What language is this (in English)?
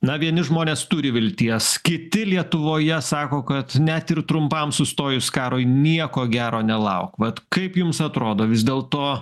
Lithuanian